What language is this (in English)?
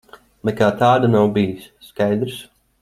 Latvian